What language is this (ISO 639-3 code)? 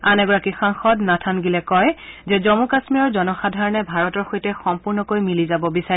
asm